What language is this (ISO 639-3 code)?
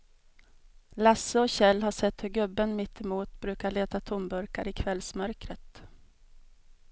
swe